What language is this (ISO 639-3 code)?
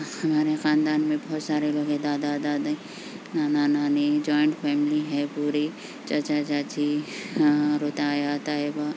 urd